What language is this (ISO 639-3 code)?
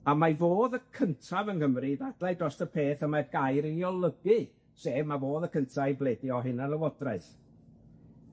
cym